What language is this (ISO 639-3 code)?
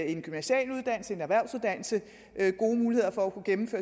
dan